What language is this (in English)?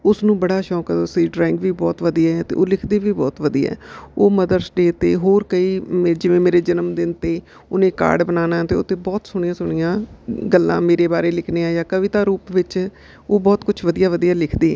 Punjabi